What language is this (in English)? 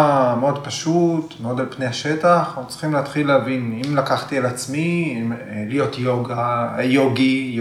Hebrew